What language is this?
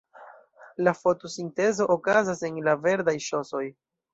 Esperanto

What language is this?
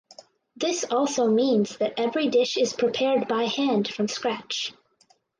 English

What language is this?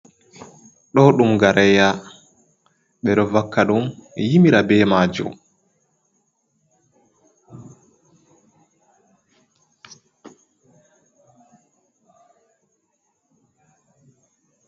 Fula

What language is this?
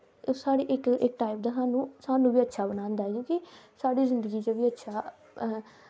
Dogri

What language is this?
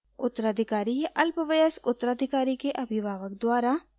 Hindi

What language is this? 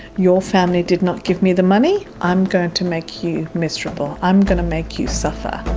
English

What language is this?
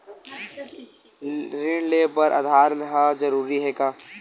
Chhattisgarhi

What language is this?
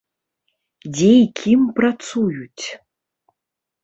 Belarusian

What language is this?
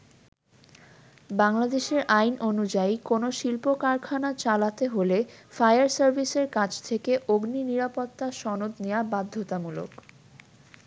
Bangla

